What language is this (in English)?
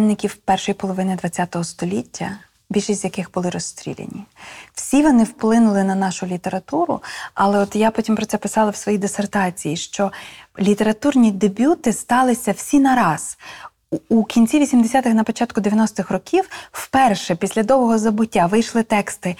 Ukrainian